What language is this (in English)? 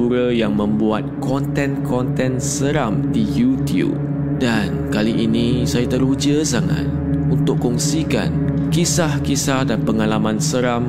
Malay